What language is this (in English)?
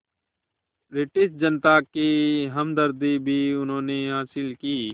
Hindi